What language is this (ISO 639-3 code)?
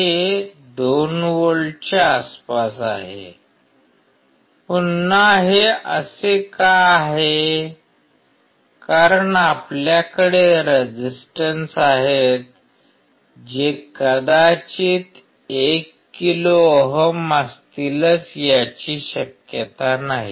mar